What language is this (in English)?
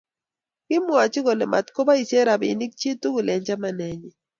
Kalenjin